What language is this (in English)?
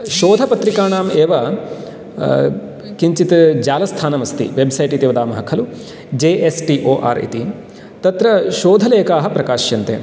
Sanskrit